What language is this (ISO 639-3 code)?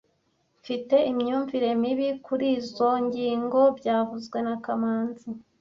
kin